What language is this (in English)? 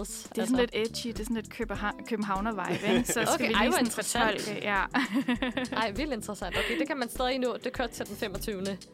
Danish